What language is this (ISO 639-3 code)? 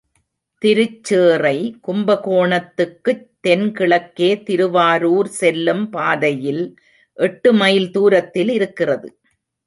tam